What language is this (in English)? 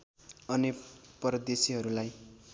Nepali